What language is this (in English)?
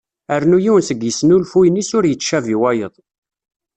Kabyle